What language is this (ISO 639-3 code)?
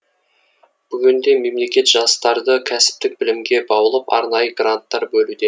kaz